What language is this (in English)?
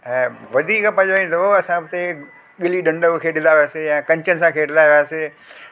Sindhi